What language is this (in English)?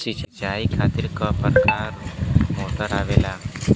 Bhojpuri